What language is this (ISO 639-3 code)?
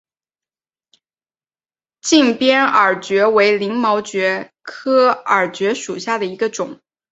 zho